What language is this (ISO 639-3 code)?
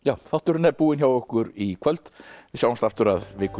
isl